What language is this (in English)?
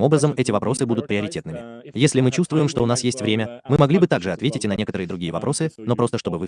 Russian